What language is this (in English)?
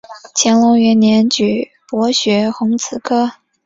Chinese